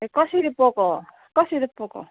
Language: Nepali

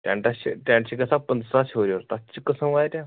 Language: Kashmiri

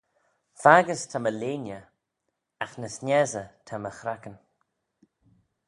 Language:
Manx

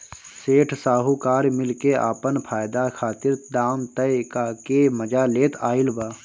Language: Bhojpuri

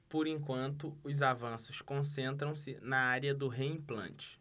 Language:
Portuguese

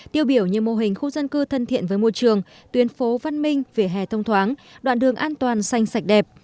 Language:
Vietnamese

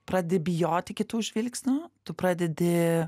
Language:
Lithuanian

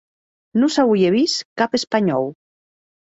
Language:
Occitan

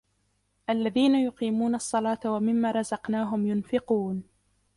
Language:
Arabic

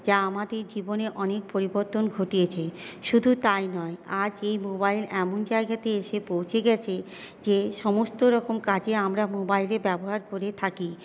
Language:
Bangla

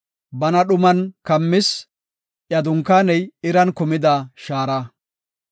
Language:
Gofa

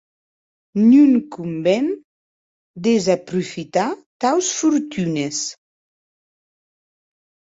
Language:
Occitan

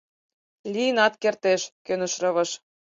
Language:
Mari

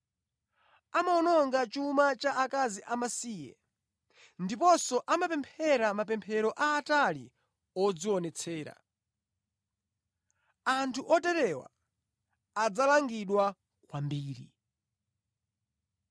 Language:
Nyanja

